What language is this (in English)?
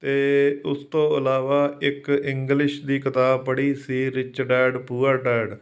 Punjabi